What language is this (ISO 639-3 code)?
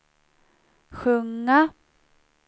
swe